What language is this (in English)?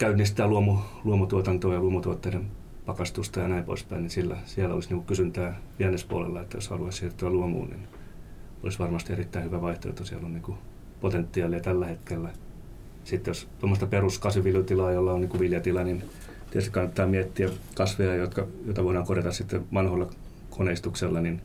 Finnish